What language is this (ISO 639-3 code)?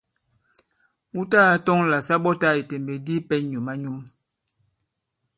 abb